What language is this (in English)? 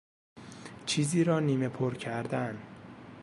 Persian